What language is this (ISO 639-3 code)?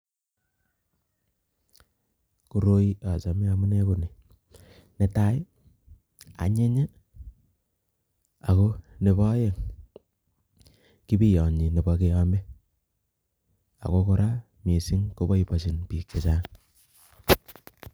kln